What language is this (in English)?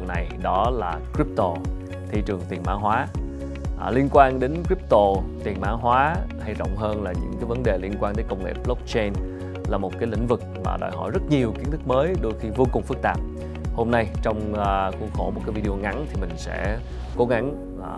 Vietnamese